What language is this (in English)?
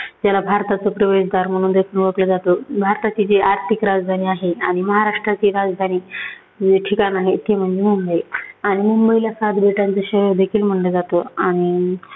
Marathi